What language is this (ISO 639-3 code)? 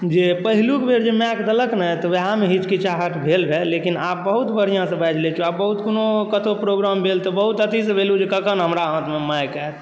mai